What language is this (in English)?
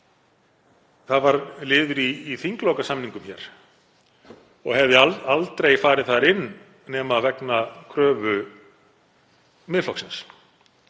Icelandic